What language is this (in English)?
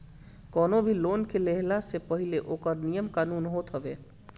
Bhojpuri